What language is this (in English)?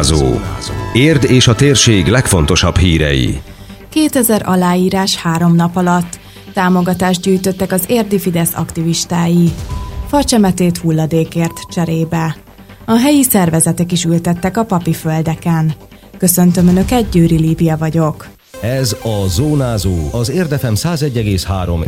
Hungarian